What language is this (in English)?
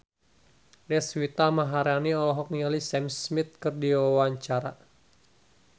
Sundanese